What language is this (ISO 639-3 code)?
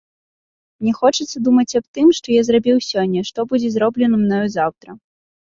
bel